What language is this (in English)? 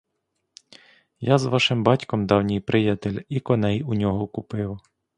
Ukrainian